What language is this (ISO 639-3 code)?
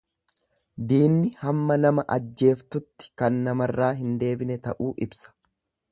orm